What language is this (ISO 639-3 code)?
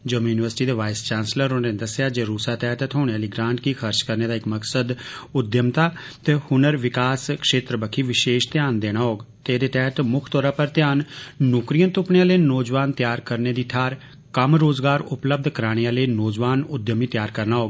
doi